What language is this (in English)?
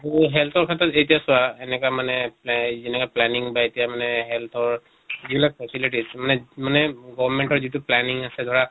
Assamese